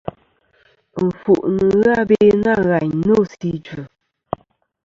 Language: Kom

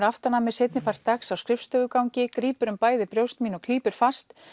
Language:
Icelandic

